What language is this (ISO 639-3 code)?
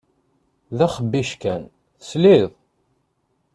kab